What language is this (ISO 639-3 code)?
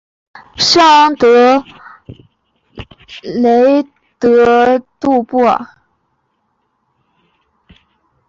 zho